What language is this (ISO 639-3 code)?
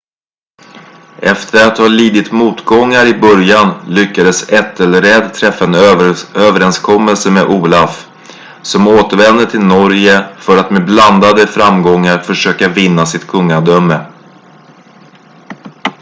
swe